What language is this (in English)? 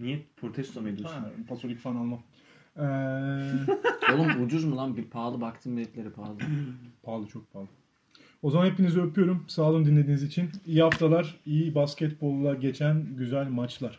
Turkish